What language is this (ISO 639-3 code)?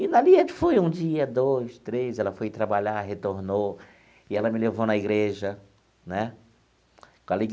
por